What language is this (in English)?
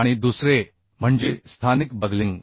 Marathi